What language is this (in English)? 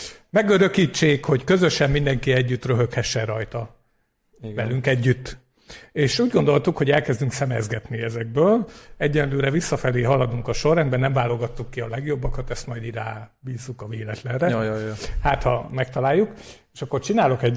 Hungarian